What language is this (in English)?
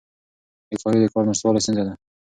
Pashto